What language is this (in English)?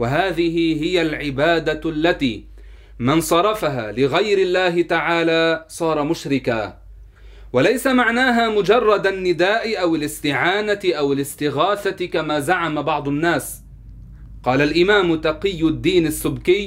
Arabic